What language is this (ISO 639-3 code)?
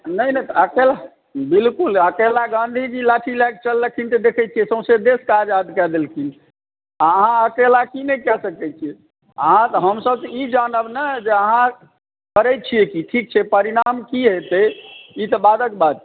mai